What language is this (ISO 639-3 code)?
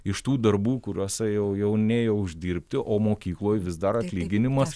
lit